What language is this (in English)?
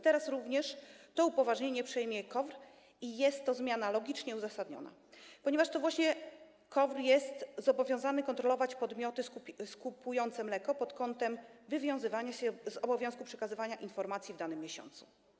Polish